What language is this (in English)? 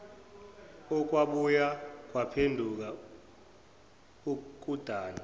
Zulu